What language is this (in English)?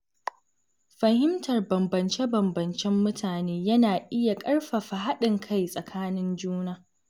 Hausa